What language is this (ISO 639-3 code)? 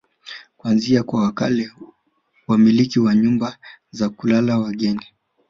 swa